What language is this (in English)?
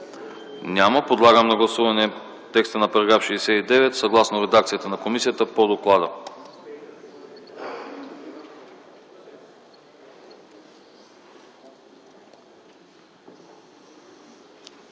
Bulgarian